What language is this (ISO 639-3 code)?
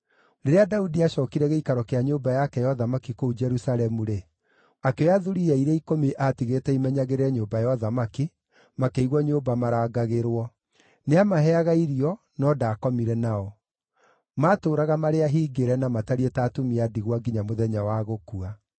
kik